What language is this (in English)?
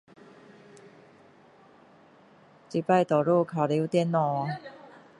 Min Dong Chinese